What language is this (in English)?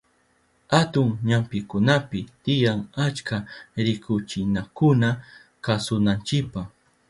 Southern Pastaza Quechua